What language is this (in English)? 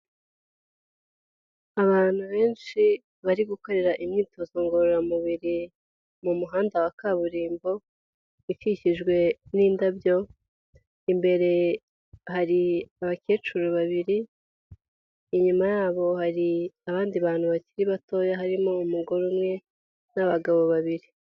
Kinyarwanda